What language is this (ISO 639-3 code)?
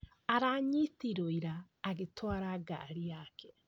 kik